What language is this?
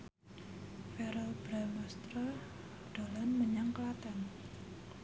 Javanese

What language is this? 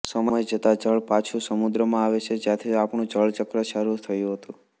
Gujarati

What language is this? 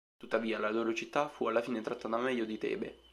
Italian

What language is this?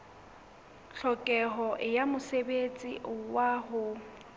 Southern Sotho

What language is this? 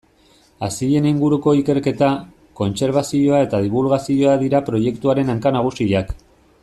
Basque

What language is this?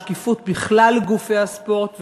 Hebrew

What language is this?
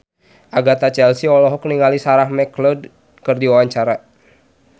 Sundanese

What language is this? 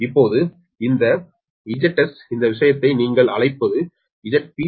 Tamil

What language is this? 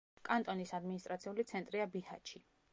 Georgian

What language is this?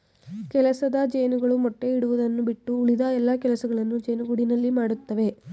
Kannada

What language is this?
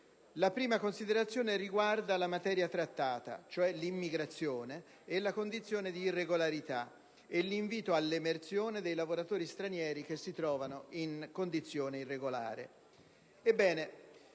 Italian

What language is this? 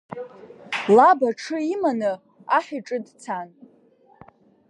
Abkhazian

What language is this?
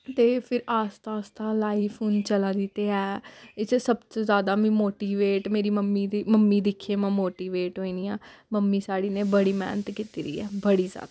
Dogri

